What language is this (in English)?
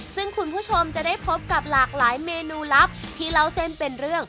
Thai